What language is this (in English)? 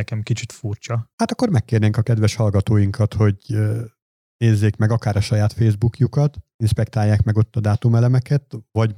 Hungarian